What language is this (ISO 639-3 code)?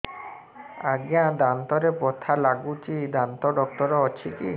ori